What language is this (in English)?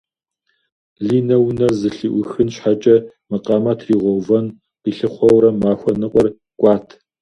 Kabardian